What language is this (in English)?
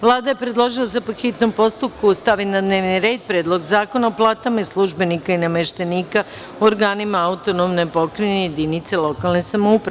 Serbian